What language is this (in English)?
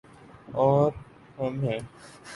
Urdu